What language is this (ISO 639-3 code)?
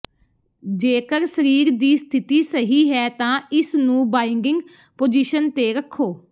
pan